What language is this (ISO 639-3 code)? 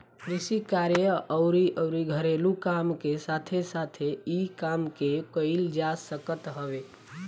bho